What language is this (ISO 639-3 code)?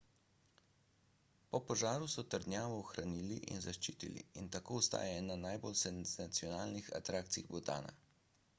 slv